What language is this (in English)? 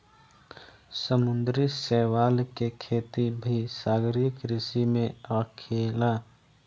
Bhojpuri